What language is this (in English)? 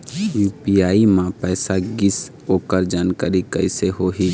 Chhattisgarhi